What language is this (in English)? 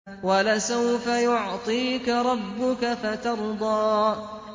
Arabic